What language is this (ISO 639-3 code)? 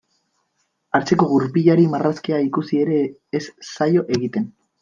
eus